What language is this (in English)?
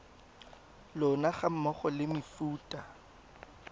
Tswana